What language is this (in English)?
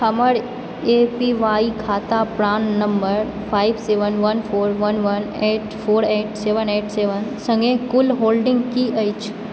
Maithili